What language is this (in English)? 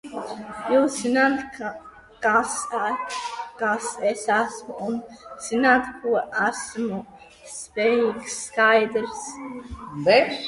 Latvian